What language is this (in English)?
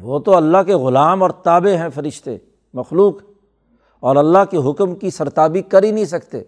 Urdu